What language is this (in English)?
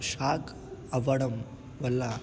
Telugu